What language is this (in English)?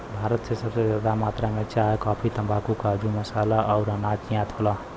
Bhojpuri